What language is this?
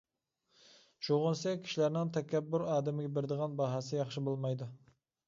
Uyghur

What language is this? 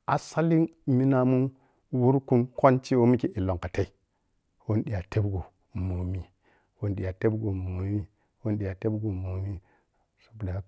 Piya-Kwonci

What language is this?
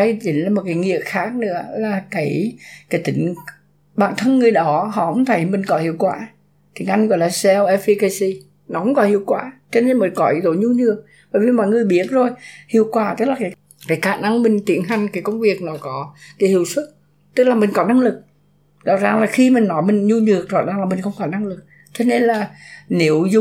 Vietnamese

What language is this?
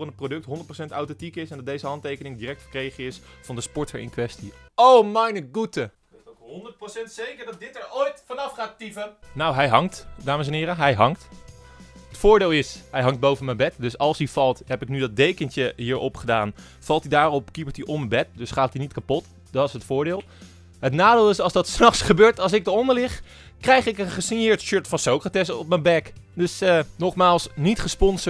Dutch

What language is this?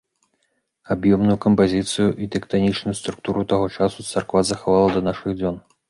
Belarusian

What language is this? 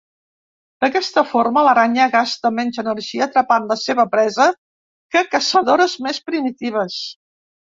Catalan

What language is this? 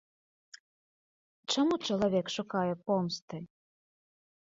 Belarusian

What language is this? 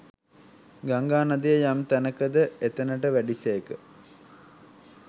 Sinhala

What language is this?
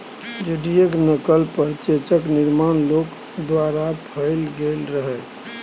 Maithili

